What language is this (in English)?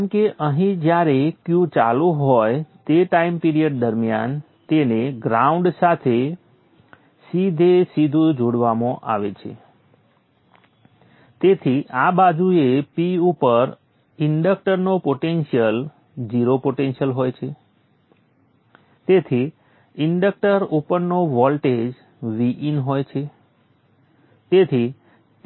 Gujarati